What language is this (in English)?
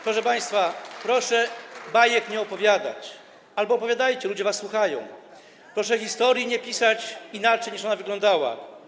Polish